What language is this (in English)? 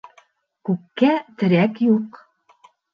Bashkir